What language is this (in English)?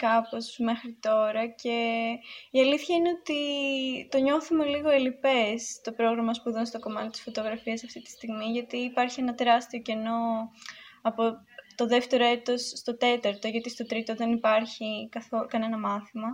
Greek